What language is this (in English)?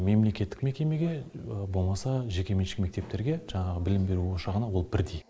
Kazakh